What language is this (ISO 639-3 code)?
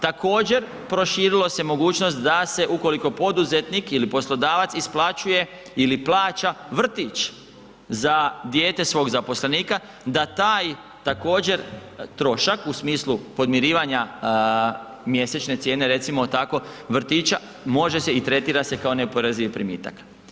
hrv